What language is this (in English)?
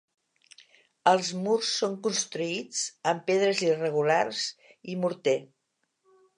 Catalan